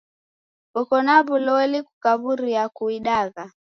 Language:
Taita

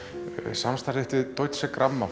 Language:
Icelandic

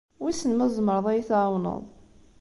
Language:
Kabyle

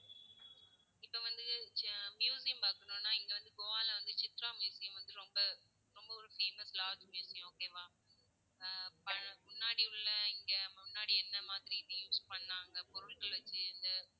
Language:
Tamil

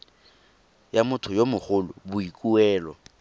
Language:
Tswana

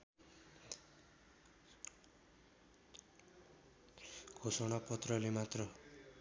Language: Nepali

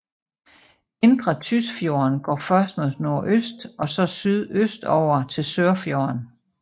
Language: Danish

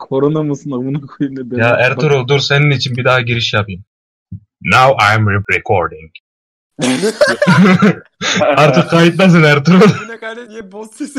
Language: Turkish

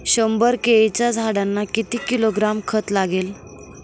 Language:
Marathi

